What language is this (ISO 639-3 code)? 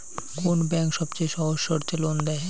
ben